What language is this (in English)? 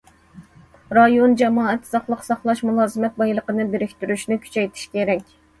Uyghur